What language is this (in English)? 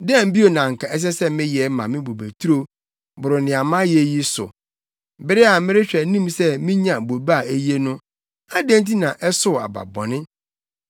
Akan